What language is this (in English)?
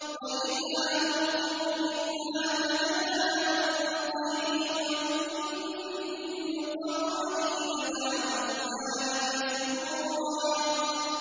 Arabic